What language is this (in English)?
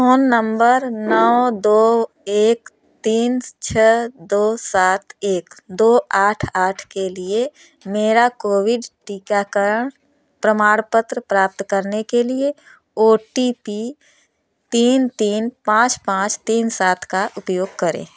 Hindi